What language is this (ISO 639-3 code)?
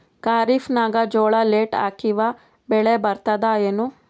kan